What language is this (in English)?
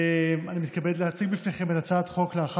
Hebrew